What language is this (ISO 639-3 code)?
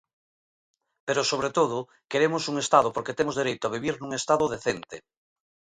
glg